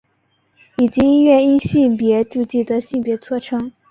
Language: Chinese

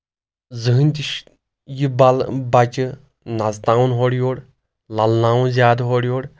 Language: Kashmiri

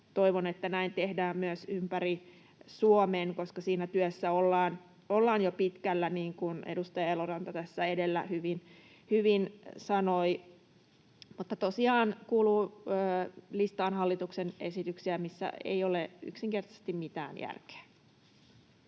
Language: Finnish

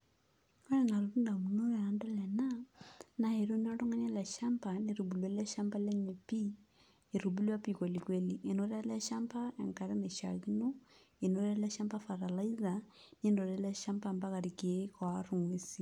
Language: Masai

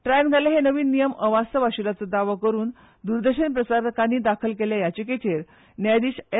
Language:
Konkani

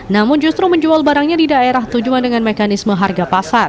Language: Indonesian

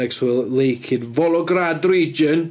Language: English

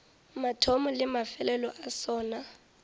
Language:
Northern Sotho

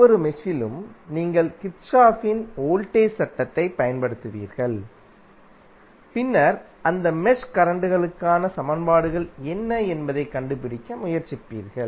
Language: Tamil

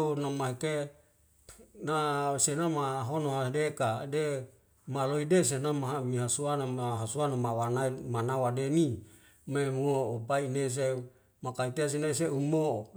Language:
Wemale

